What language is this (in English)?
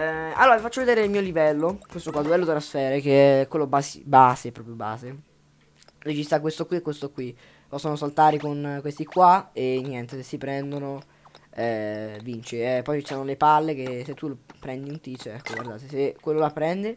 Italian